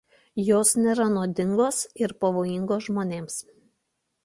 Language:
Lithuanian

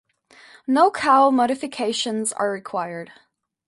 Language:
English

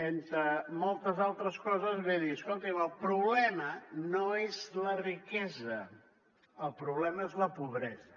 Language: Catalan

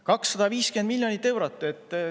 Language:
Estonian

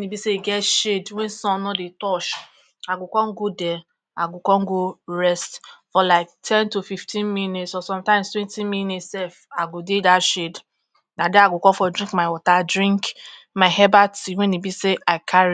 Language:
Nigerian Pidgin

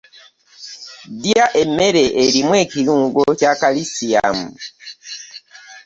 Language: Ganda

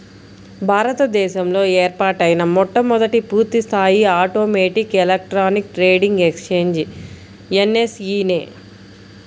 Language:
Telugu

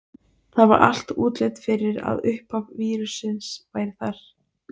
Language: Icelandic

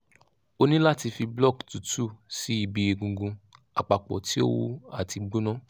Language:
Yoruba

